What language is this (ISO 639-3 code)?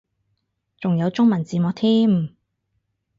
yue